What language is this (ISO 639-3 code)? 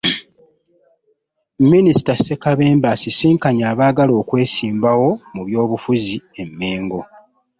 lug